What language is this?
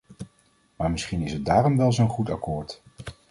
Dutch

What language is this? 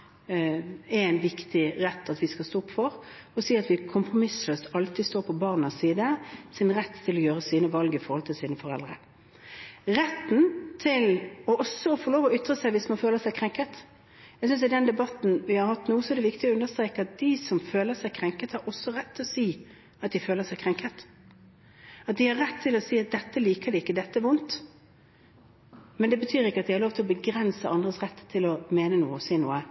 Norwegian Bokmål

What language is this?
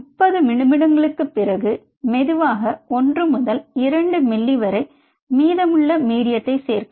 Tamil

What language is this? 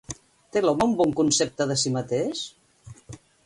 Catalan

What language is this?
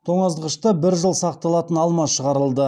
Kazakh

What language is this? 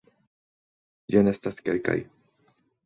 Esperanto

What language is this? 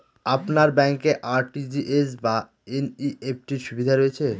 Bangla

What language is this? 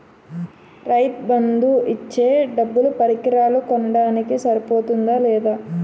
Telugu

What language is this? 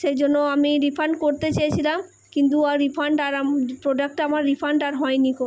Bangla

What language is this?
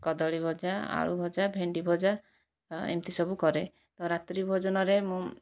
Odia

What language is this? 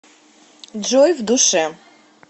Russian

